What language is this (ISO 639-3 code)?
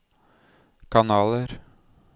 nor